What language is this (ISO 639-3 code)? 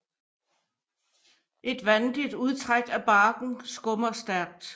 dan